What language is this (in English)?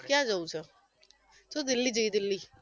Gujarati